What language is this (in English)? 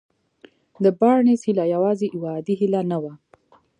Pashto